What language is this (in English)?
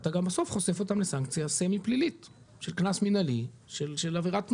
Hebrew